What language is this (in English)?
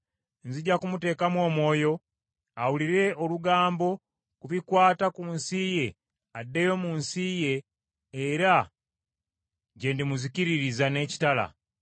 Ganda